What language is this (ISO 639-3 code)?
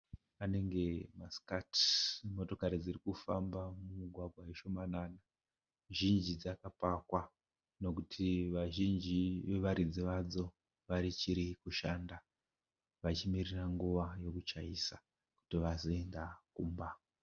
sna